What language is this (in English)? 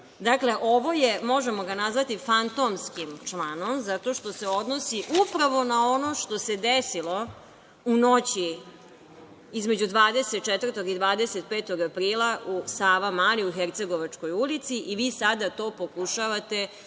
Serbian